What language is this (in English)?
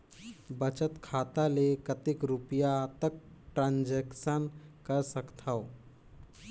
Chhattisgarhi